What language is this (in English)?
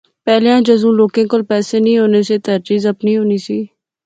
Pahari-Potwari